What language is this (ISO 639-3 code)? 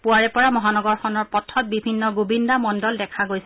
asm